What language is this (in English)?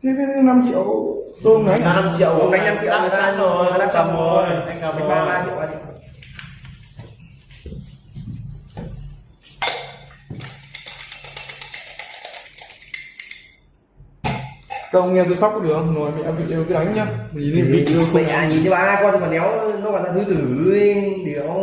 Vietnamese